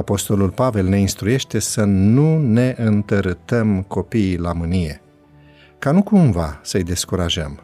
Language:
Romanian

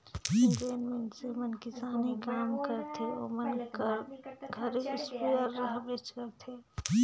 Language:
Chhattisgarhi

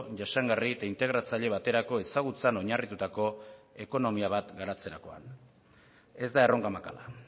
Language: Basque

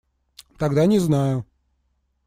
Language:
Russian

